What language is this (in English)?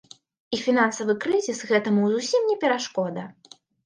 Belarusian